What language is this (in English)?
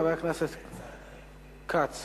Hebrew